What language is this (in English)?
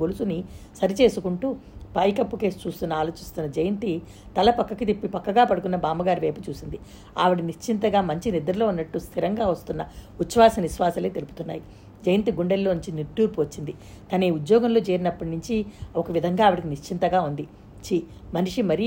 Telugu